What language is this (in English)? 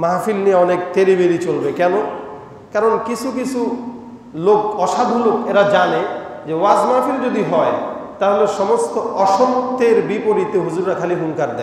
Turkish